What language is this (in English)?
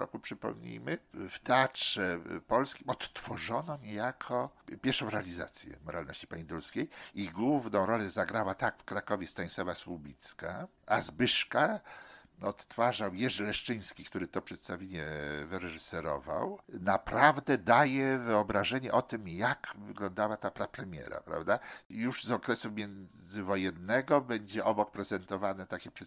Polish